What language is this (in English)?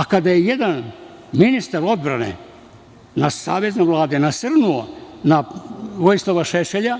Serbian